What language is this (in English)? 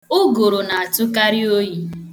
Igbo